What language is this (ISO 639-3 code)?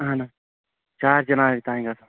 kas